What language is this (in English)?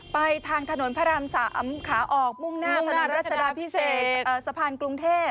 Thai